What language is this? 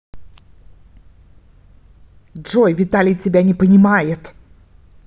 Russian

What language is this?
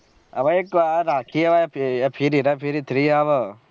Gujarati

